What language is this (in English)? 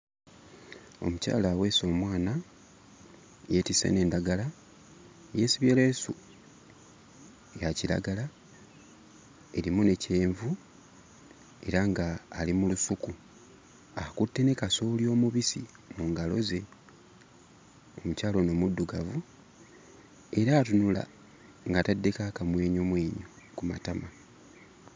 Ganda